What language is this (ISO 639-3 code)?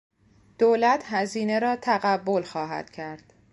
fas